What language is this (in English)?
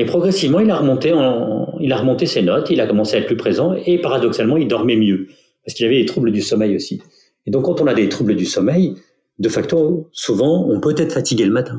French